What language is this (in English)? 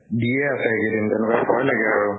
Assamese